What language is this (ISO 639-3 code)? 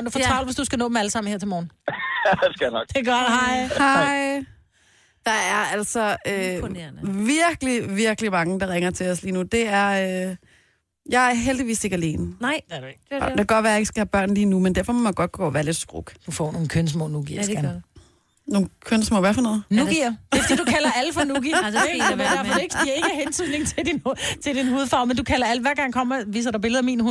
dan